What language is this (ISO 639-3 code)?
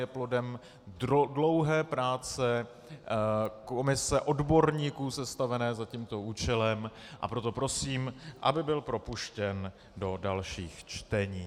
ces